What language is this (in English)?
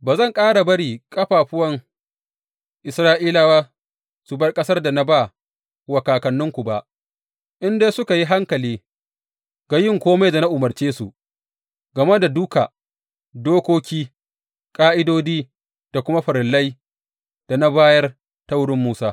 Hausa